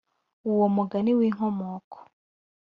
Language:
Kinyarwanda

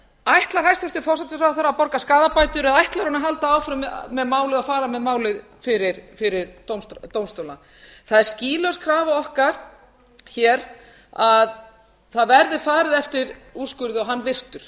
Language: Icelandic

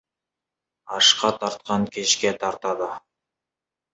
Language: Kazakh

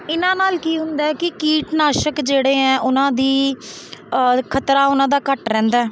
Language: Punjabi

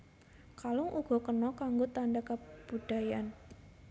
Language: Javanese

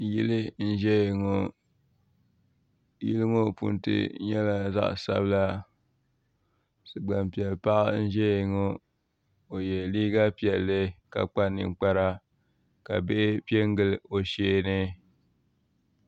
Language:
Dagbani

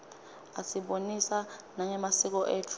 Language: Swati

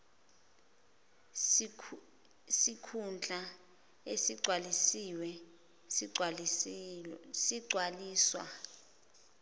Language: Zulu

